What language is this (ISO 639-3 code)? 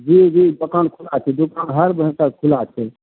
mai